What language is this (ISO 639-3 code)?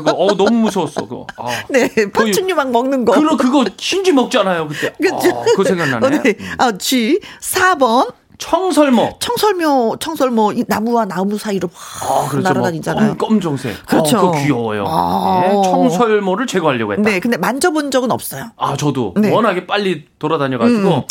kor